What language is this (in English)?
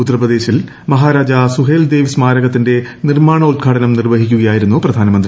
Malayalam